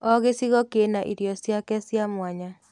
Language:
Kikuyu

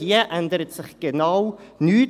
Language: Swiss German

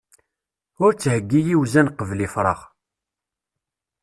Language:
Kabyle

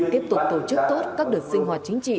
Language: Vietnamese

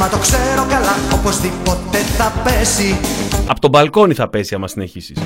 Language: Greek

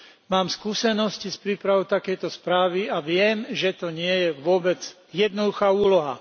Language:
Slovak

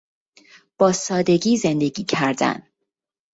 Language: Persian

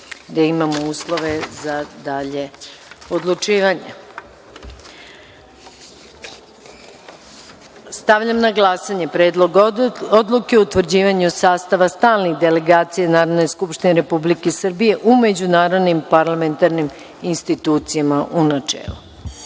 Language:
Serbian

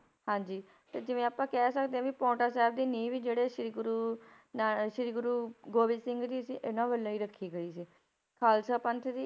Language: Punjabi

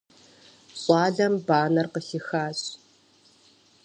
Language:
Kabardian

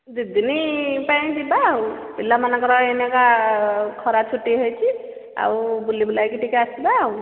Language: Odia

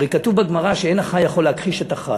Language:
Hebrew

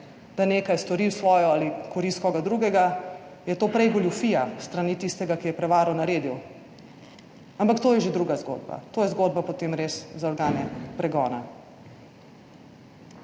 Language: Slovenian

